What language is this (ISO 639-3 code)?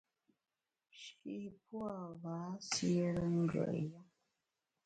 bax